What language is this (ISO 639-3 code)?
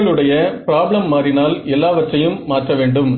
tam